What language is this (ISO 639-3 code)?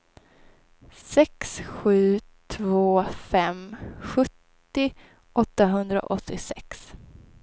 swe